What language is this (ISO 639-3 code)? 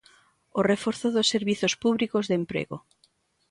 glg